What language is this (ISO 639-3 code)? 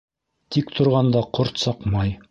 bak